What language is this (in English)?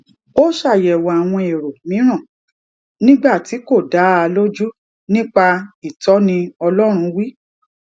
Yoruba